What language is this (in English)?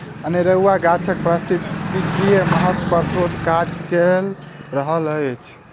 Maithili